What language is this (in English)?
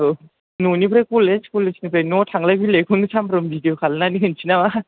Bodo